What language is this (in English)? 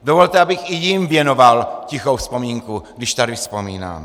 Czech